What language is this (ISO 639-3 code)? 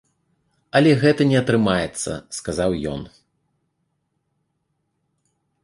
bel